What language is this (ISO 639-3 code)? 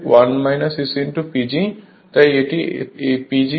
ben